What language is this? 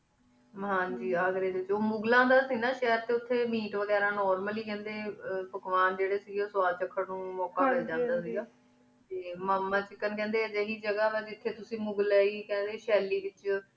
Punjabi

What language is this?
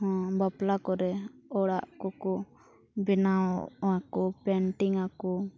Santali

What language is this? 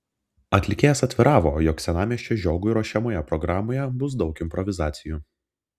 Lithuanian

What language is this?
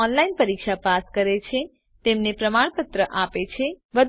Gujarati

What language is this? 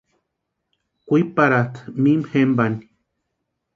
Western Highland Purepecha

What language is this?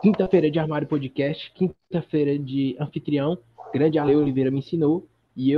Portuguese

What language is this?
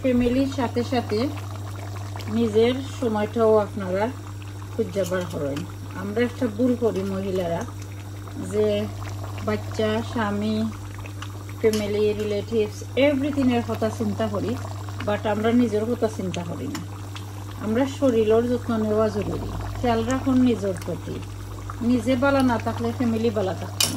Romanian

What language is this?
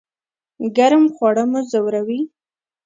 Pashto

